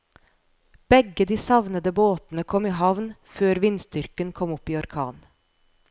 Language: Norwegian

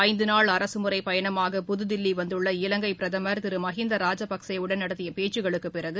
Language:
Tamil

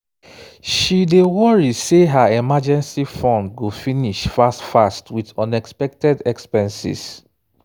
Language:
Nigerian Pidgin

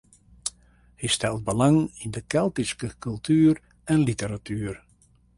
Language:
Western Frisian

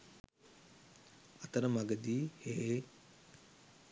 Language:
Sinhala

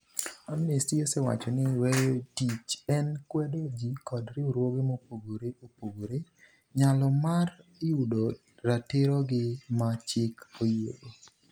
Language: Luo (Kenya and Tanzania)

